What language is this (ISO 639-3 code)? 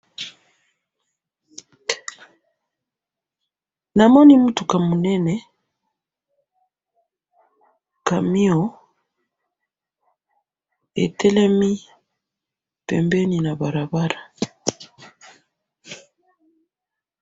lin